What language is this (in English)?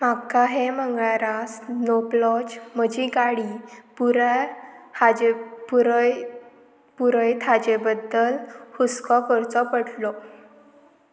Konkani